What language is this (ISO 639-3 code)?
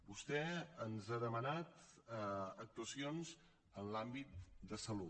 cat